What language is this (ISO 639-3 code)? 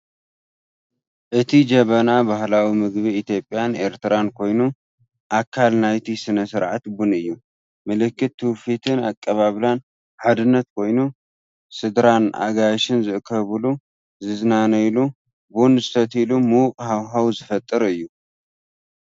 tir